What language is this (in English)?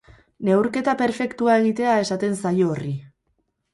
Basque